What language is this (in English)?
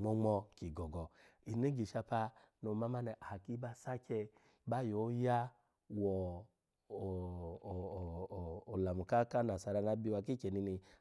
Alago